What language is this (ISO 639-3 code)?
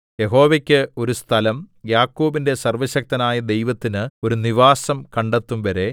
mal